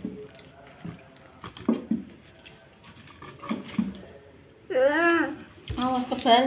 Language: Indonesian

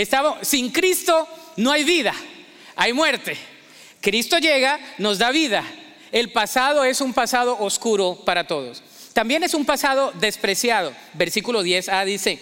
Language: Spanish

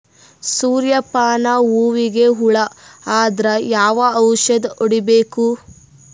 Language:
Kannada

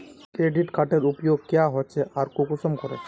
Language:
Magahi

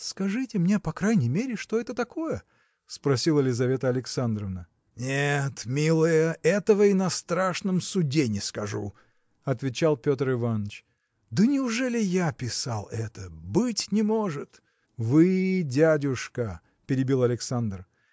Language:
Russian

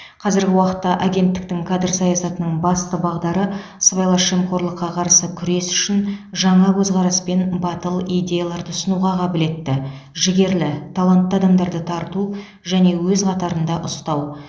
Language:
Kazakh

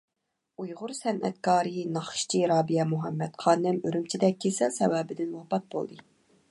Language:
Uyghur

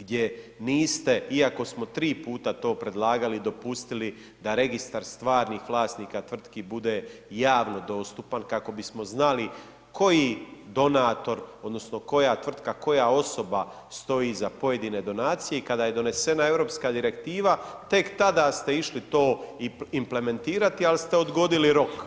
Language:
Croatian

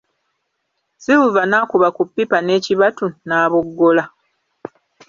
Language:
Ganda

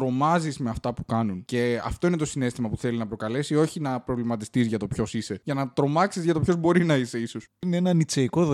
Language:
Greek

